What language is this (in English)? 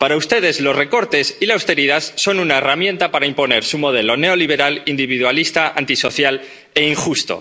Spanish